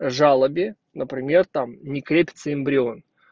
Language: Russian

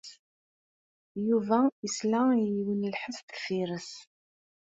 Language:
Kabyle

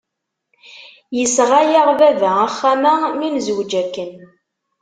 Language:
Kabyle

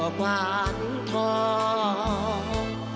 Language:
Thai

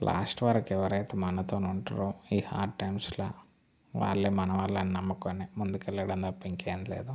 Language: Telugu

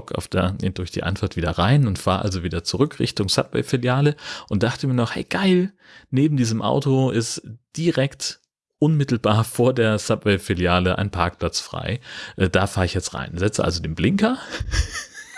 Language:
German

